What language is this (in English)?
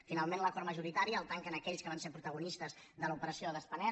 Catalan